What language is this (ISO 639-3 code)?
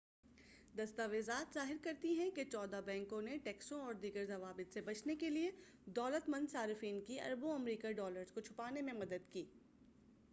urd